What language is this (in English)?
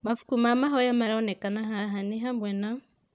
Kikuyu